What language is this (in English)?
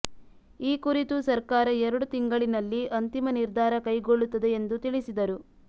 Kannada